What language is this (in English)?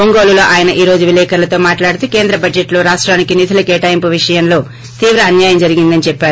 Telugu